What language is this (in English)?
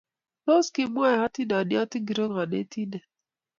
Kalenjin